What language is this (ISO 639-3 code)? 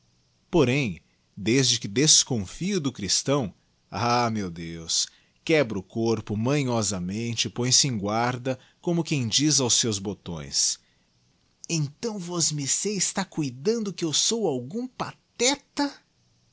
por